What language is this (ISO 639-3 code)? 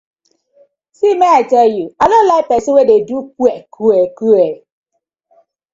pcm